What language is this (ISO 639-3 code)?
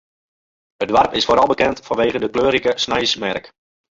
fry